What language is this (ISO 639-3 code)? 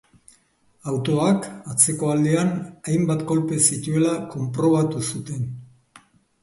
eus